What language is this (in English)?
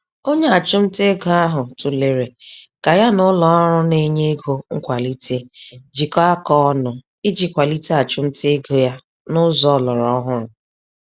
Igbo